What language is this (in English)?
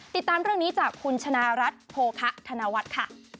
Thai